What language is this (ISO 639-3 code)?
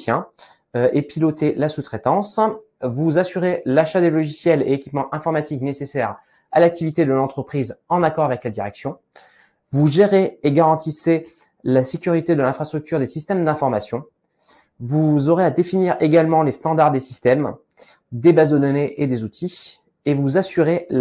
fra